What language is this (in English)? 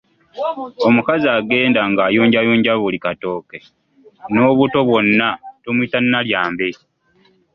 Ganda